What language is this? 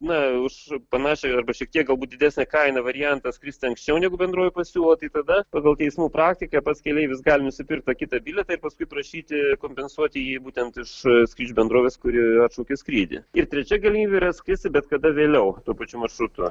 Lithuanian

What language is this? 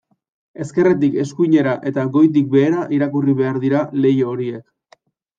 Basque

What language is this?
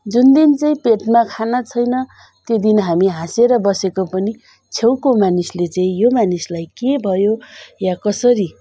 Nepali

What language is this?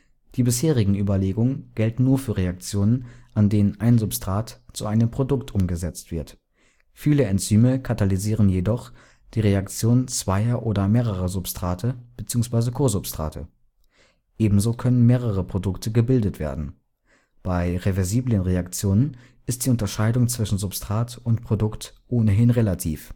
German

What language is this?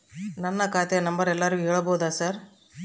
Kannada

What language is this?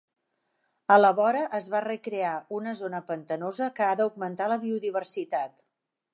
Catalan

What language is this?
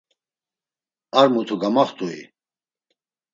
Laz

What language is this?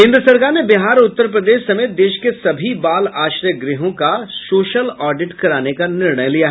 Hindi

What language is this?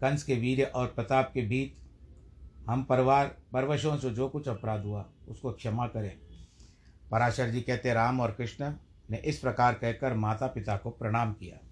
Hindi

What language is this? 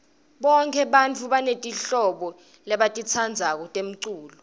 Swati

